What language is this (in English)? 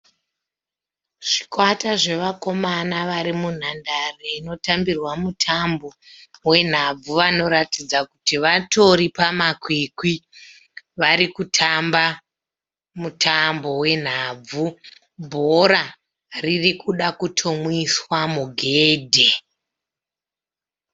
Shona